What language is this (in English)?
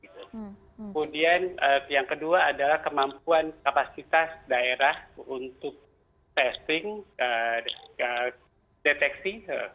Indonesian